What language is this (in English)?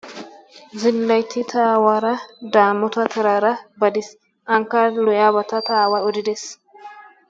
Wolaytta